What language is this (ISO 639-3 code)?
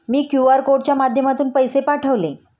mar